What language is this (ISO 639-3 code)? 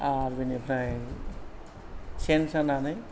brx